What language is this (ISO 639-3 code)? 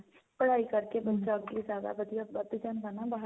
pan